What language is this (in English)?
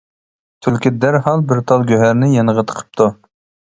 Uyghur